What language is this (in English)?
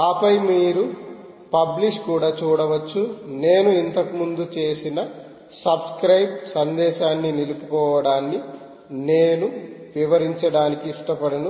Telugu